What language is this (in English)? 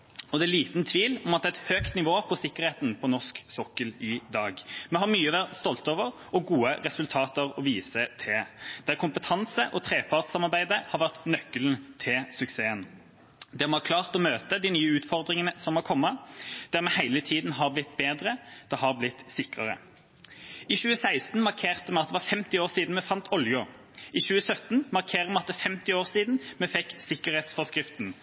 Norwegian Bokmål